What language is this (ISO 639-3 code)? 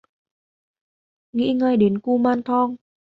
vie